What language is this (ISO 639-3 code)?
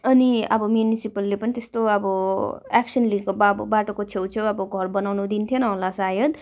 nep